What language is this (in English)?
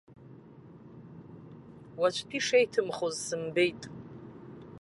Abkhazian